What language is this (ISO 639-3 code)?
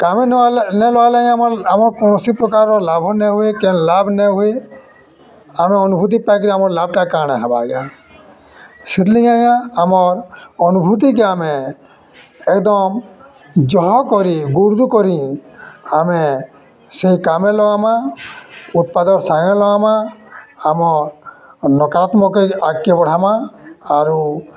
ori